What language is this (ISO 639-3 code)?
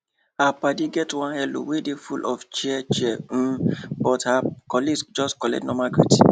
pcm